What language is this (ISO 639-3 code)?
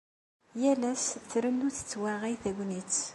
kab